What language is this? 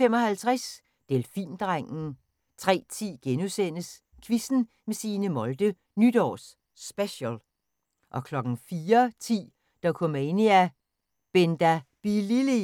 Danish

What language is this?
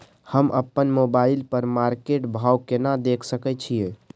Maithili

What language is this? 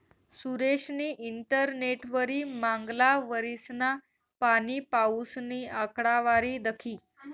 Marathi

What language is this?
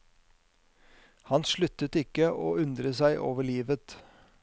Norwegian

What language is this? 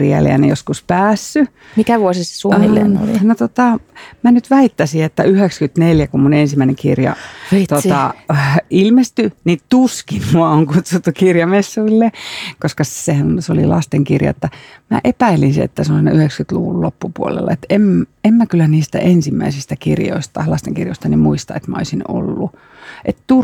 Finnish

